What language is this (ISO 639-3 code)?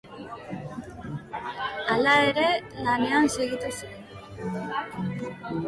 eus